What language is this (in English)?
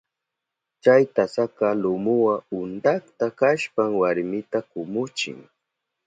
Southern Pastaza Quechua